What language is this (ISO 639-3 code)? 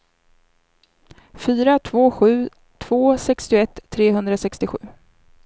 swe